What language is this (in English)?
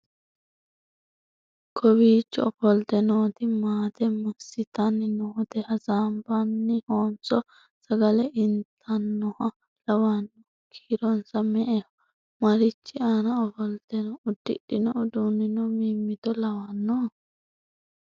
Sidamo